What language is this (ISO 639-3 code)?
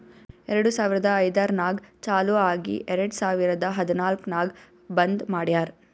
kan